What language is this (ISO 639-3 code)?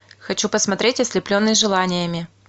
rus